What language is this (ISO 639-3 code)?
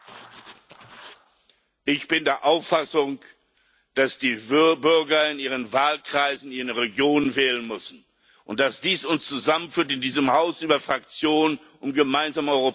deu